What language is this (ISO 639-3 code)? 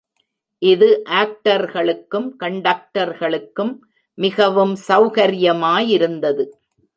tam